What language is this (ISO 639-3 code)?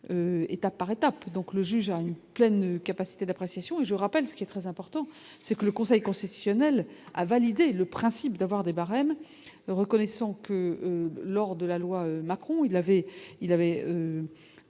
fra